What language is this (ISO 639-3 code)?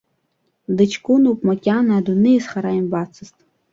abk